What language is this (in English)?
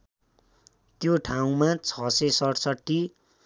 Nepali